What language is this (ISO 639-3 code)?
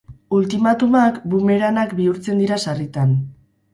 eus